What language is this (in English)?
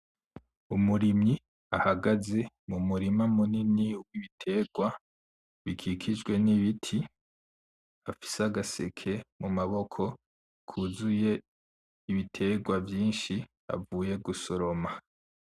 Rundi